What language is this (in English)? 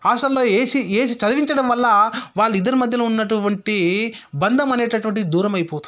Telugu